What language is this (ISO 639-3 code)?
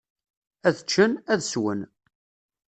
kab